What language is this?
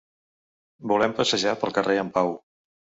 Catalan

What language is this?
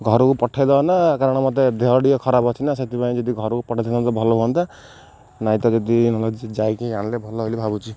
Odia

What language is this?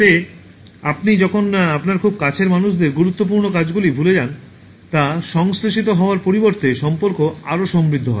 Bangla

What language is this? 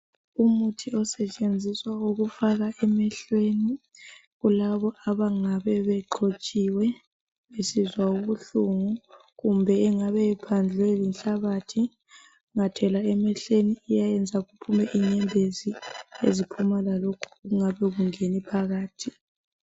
North Ndebele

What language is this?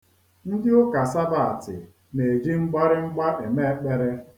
Igbo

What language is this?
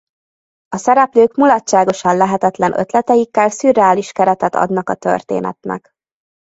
Hungarian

